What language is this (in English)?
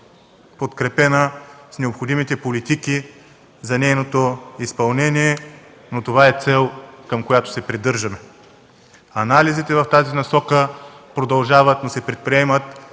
Bulgarian